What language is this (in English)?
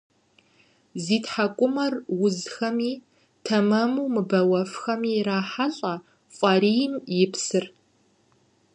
Kabardian